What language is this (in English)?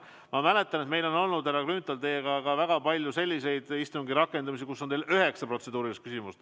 Estonian